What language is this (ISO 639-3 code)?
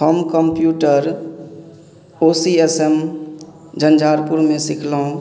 mai